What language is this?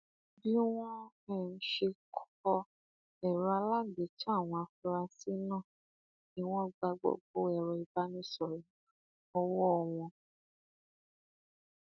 Yoruba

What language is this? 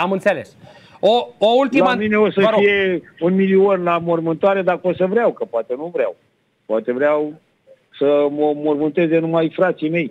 Romanian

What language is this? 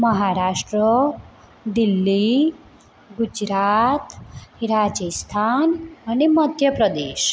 Gujarati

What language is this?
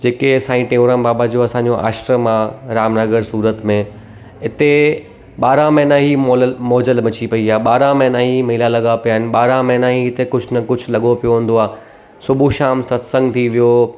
Sindhi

